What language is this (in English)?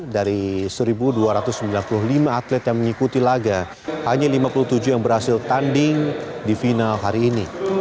Indonesian